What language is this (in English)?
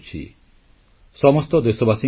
Odia